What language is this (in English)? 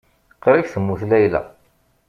Kabyle